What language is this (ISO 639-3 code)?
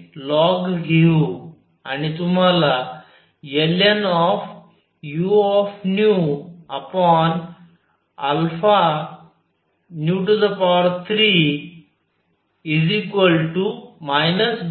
mar